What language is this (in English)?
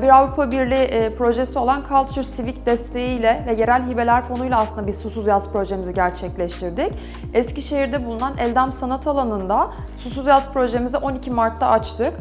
Turkish